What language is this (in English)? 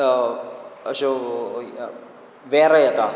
Konkani